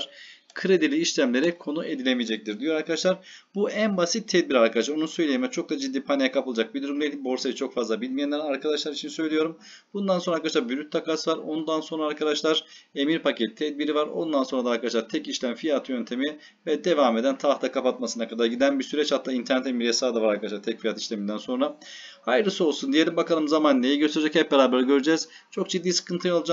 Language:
Turkish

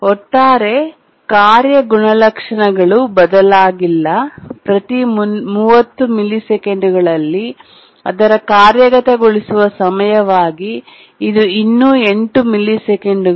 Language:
Kannada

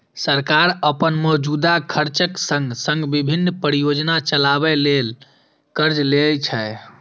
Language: Maithili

